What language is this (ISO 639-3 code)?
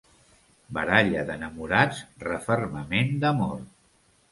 cat